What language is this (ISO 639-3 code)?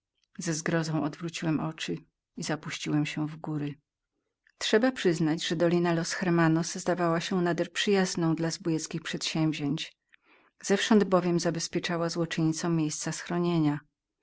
pol